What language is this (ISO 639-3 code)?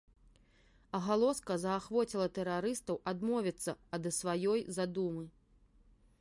bel